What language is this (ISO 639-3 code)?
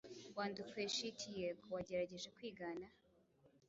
kin